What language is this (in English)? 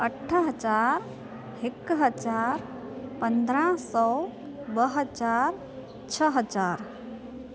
Sindhi